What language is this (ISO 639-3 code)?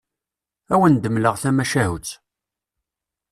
kab